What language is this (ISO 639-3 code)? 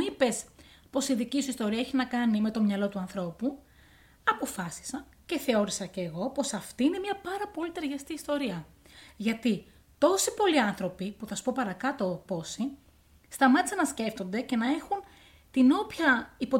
ell